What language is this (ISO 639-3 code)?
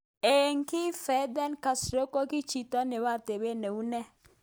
kln